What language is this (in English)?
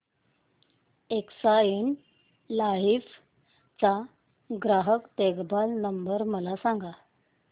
Marathi